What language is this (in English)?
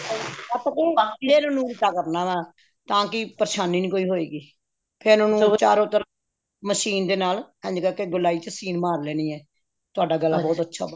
Punjabi